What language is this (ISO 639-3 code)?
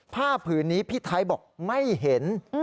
tha